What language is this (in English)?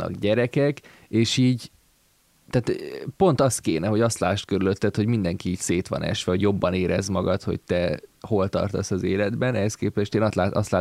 Hungarian